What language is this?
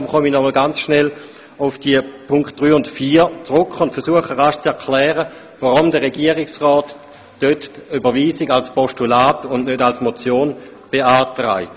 Swiss German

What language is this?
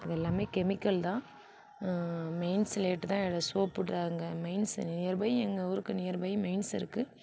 Tamil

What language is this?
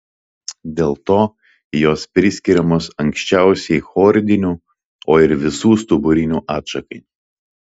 Lithuanian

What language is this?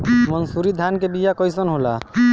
Bhojpuri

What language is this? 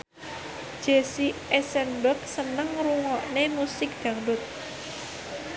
Javanese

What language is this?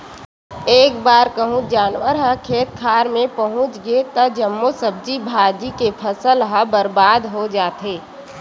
Chhattisgarhi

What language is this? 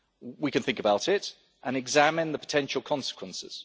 English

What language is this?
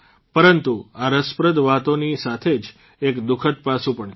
Gujarati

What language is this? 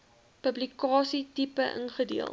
Afrikaans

